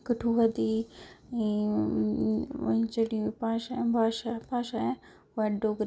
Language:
Dogri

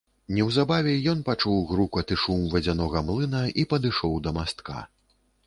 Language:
Belarusian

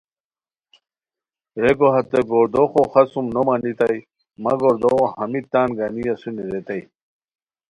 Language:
Khowar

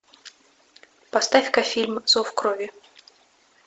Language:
Russian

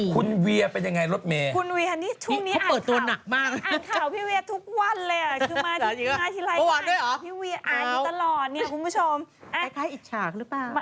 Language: Thai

